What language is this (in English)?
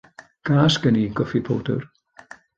Welsh